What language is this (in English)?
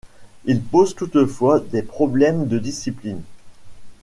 French